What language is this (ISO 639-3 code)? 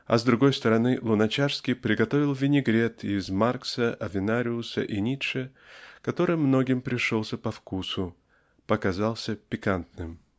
rus